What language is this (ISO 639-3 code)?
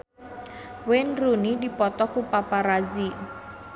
sun